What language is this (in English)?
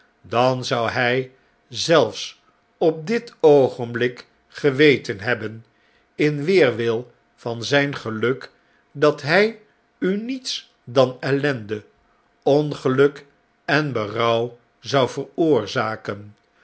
Dutch